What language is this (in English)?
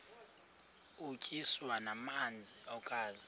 Xhosa